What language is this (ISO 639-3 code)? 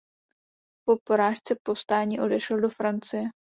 ces